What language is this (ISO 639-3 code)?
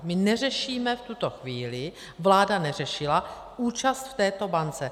ces